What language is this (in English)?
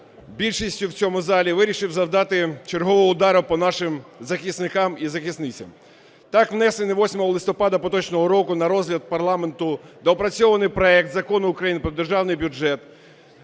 Ukrainian